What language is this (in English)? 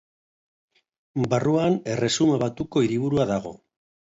Basque